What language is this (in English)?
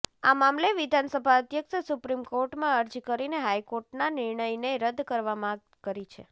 Gujarati